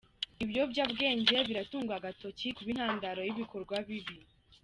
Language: Kinyarwanda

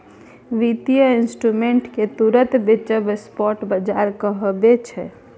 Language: Maithili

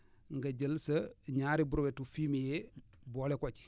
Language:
Wolof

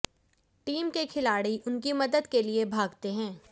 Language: Hindi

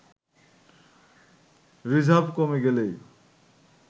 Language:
Bangla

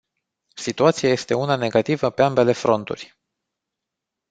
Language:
Romanian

